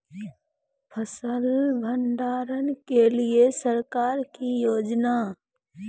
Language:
Maithili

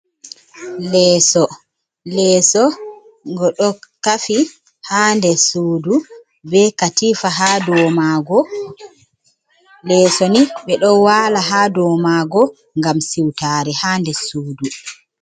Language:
Fula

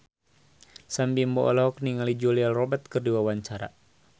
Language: Sundanese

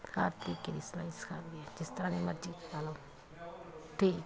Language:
Punjabi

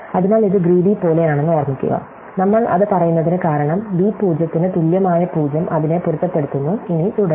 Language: Malayalam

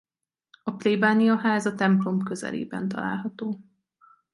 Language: Hungarian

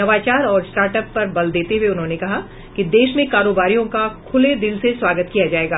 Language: Hindi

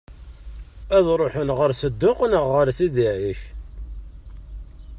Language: Kabyle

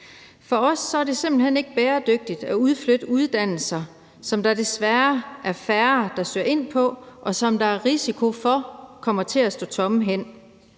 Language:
Danish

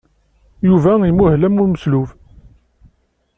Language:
Kabyle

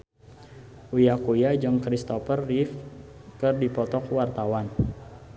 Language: Sundanese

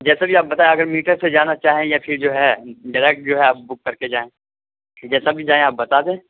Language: Urdu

